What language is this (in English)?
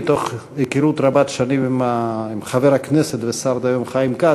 Hebrew